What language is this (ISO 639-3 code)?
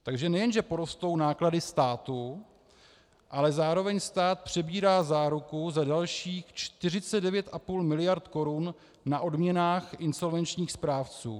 ces